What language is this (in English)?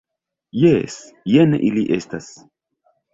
Esperanto